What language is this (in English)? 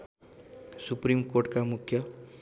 Nepali